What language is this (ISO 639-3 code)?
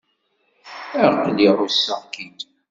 kab